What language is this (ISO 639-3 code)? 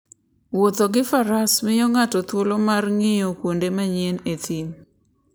luo